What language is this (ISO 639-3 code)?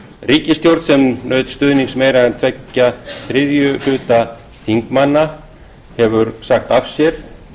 isl